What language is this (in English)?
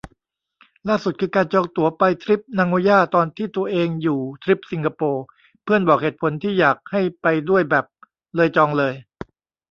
Thai